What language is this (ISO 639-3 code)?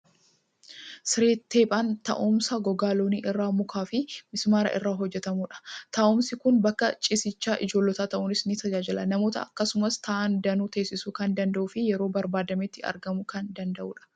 orm